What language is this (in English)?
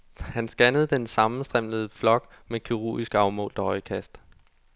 Danish